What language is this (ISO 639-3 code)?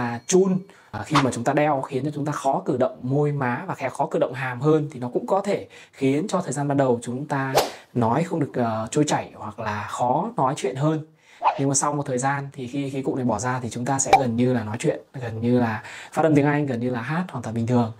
vie